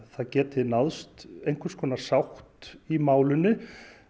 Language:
Icelandic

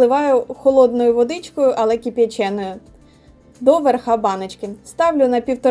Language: Ukrainian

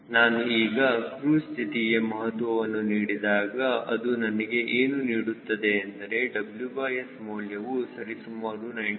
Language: Kannada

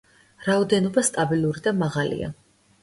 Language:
Georgian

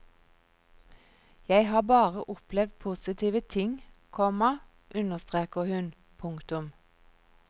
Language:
Norwegian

